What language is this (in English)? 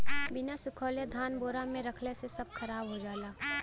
Bhojpuri